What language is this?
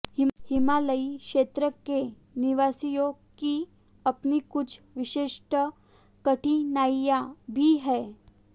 Hindi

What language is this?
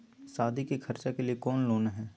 Magahi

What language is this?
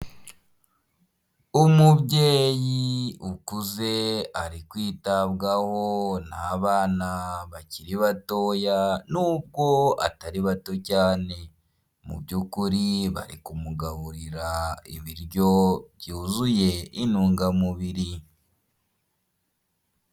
Kinyarwanda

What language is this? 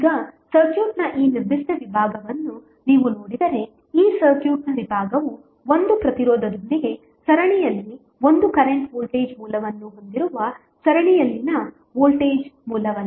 Kannada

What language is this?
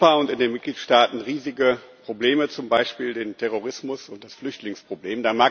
German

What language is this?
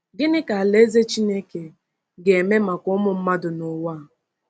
Igbo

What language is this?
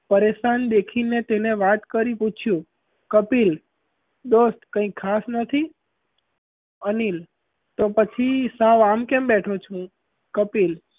Gujarati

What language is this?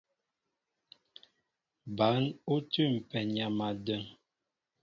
Mbo (Cameroon)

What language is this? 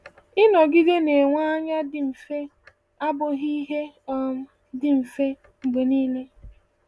Igbo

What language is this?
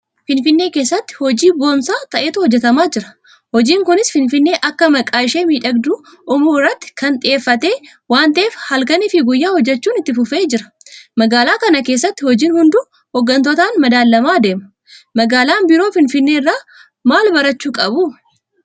Oromo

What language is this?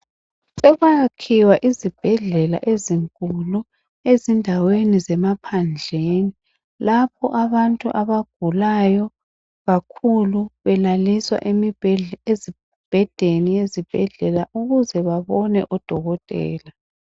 North Ndebele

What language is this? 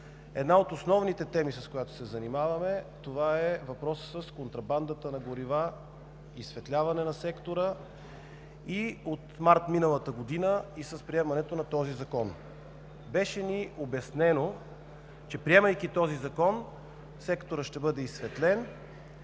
Bulgarian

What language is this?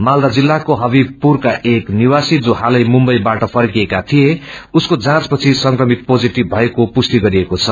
Nepali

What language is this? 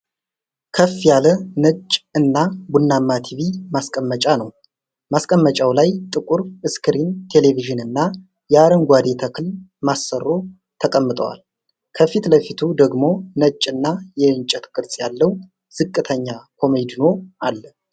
Amharic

